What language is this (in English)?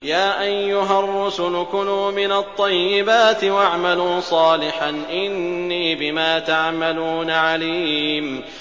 Arabic